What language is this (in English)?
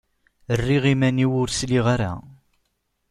Kabyle